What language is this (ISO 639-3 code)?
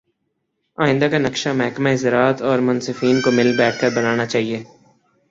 urd